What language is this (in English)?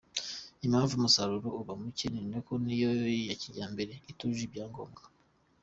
Kinyarwanda